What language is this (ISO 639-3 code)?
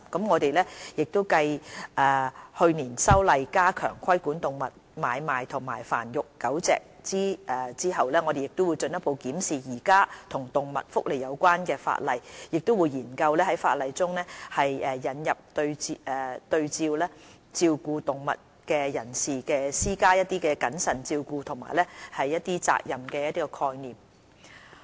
yue